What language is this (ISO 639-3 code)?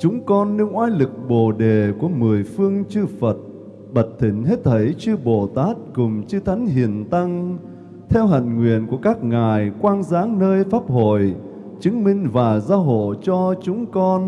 vie